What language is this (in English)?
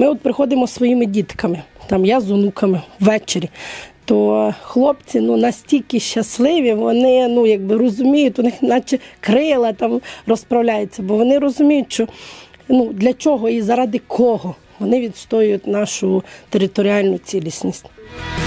Ukrainian